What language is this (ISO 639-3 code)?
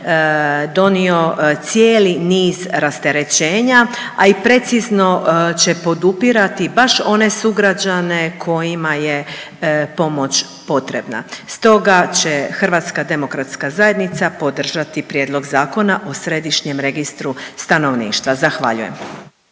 hrv